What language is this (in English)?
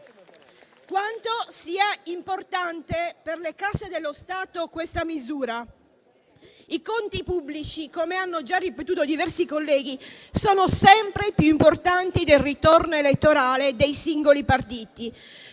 Italian